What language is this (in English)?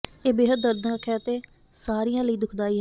Punjabi